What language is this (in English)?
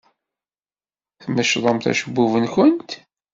Kabyle